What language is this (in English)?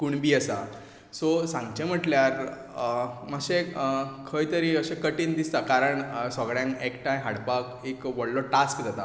Konkani